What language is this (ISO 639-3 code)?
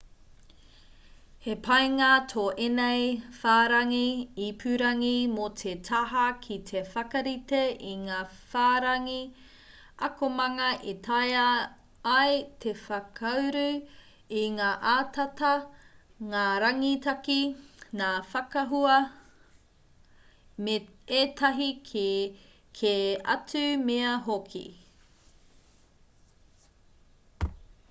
mri